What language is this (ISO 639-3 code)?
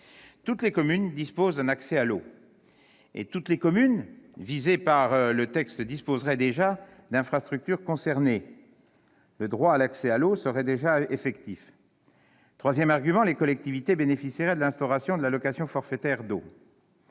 fra